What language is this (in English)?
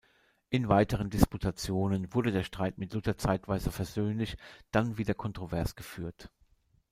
German